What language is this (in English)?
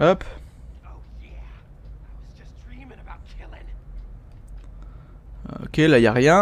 French